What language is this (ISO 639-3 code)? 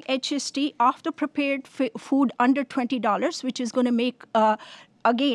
eng